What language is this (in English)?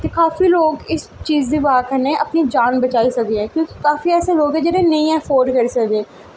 Dogri